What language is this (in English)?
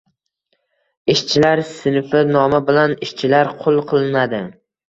Uzbek